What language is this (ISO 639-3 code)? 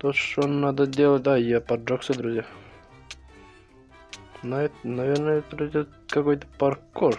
rus